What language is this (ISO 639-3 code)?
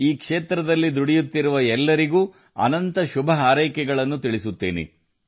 kan